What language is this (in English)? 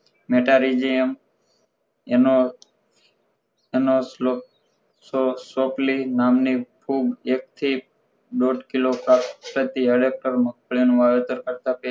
Gujarati